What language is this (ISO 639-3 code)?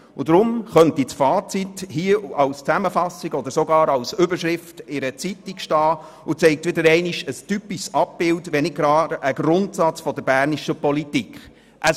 gsw